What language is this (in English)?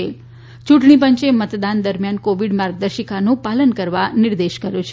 Gujarati